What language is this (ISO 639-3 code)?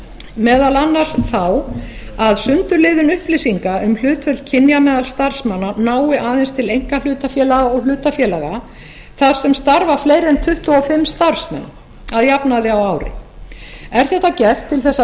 isl